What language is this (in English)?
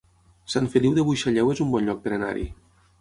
Catalan